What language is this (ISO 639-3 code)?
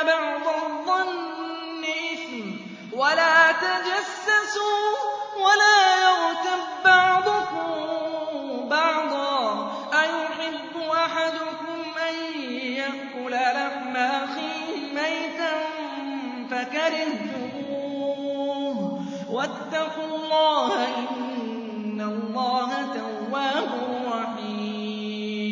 ara